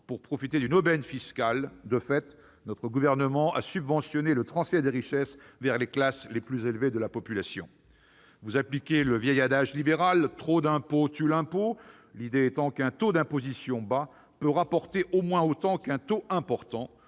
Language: French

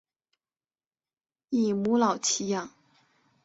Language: Chinese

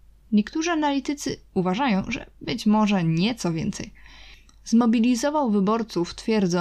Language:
Polish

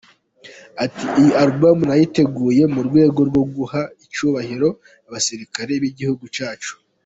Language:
Kinyarwanda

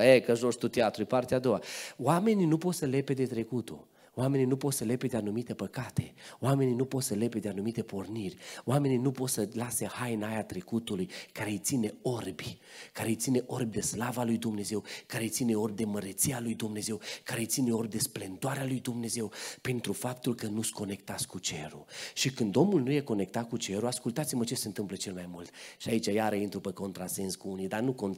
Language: Romanian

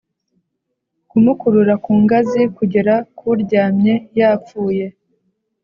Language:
Kinyarwanda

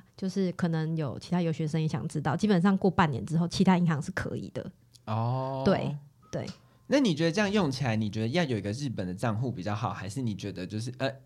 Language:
Chinese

